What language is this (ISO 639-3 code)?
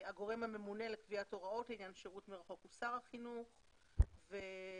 heb